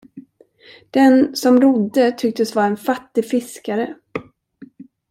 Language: Swedish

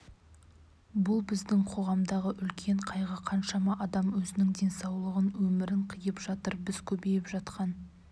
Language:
Kazakh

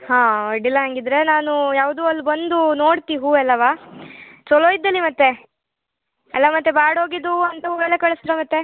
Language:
Kannada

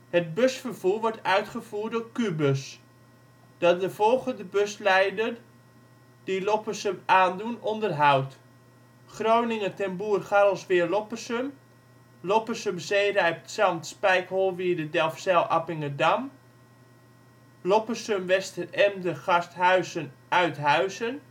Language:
Dutch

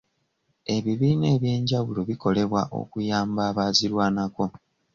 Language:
Ganda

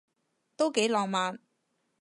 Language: Cantonese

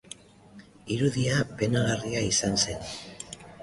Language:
Basque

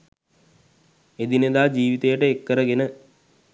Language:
Sinhala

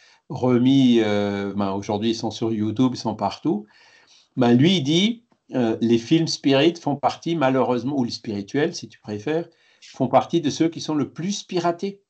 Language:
French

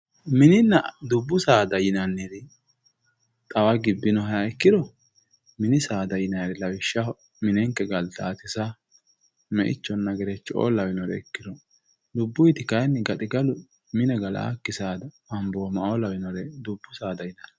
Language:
Sidamo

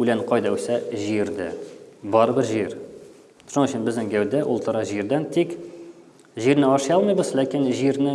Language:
Turkish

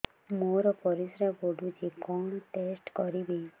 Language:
Odia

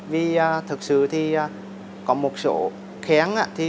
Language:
Vietnamese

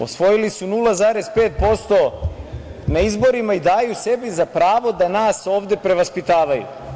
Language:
Serbian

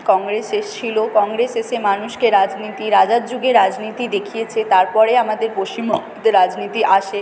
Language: Bangla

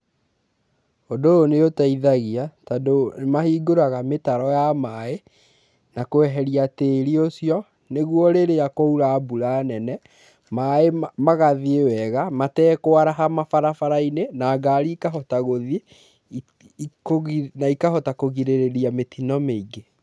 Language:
Kikuyu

